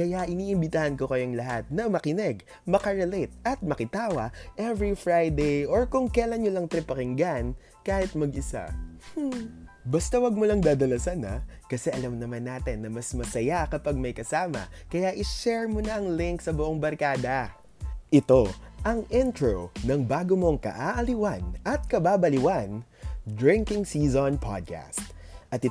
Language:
Filipino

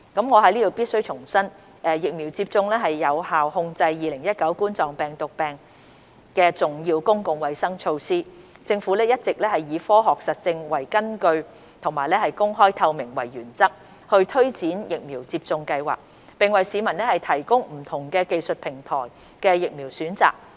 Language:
Cantonese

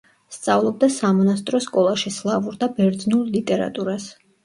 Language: Georgian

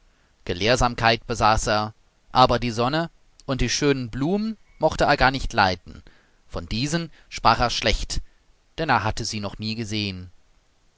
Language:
German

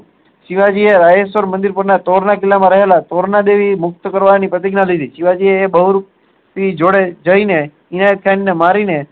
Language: Gujarati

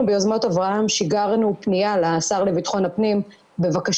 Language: Hebrew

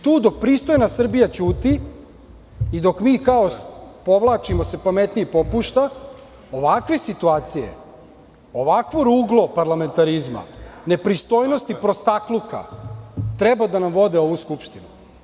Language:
Serbian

